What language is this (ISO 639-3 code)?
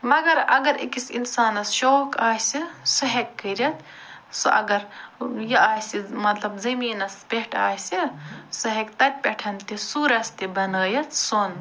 kas